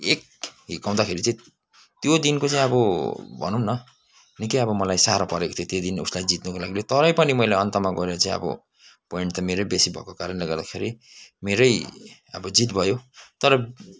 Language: Nepali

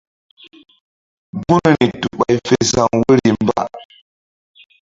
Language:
Mbum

